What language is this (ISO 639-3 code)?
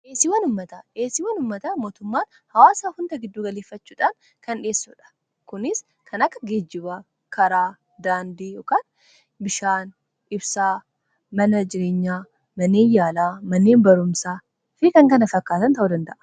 orm